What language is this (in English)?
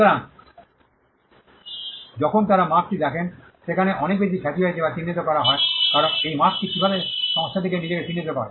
Bangla